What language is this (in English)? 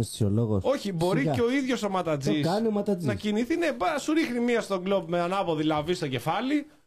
Greek